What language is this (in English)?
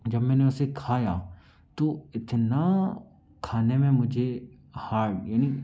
Hindi